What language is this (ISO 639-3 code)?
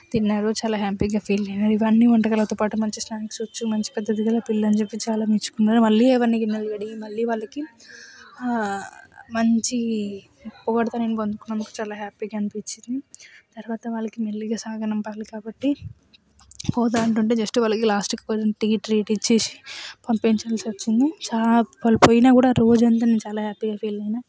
tel